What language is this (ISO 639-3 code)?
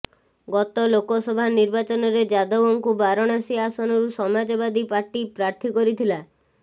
ori